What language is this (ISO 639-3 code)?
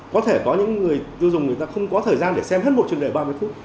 vie